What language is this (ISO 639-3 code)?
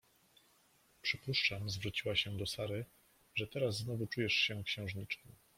pol